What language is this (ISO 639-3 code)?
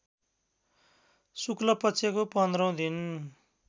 nep